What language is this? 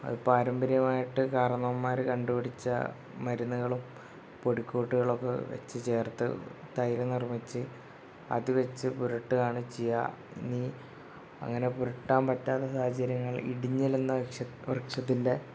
Malayalam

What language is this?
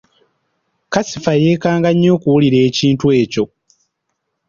Ganda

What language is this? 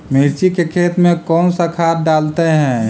Magahi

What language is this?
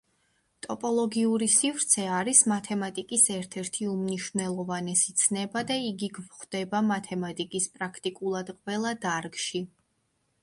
Georgian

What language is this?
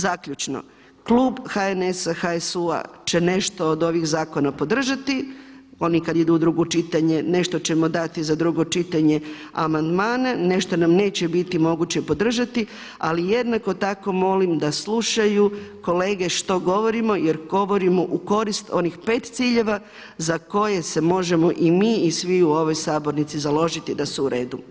Croatian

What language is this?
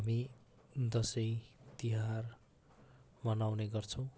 Nepali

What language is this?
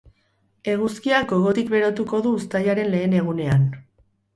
Basque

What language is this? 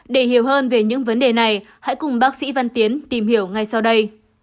Vietnamese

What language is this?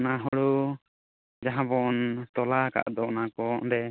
Santali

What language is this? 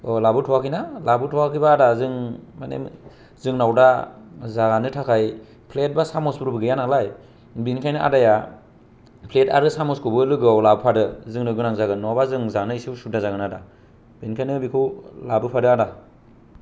Bodo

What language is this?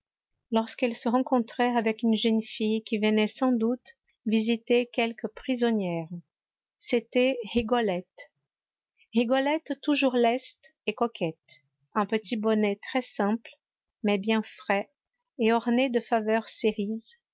French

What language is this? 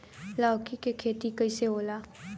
Bhojpuri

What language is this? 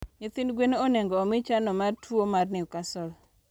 Luo (Kenya and Tanzania)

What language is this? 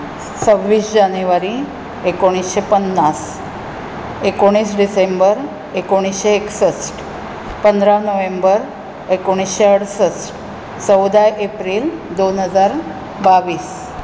Konkani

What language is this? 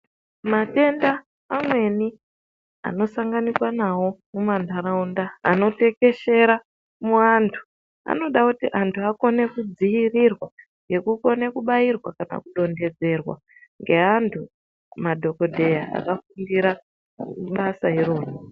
Ndau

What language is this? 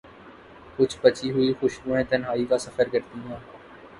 Urdu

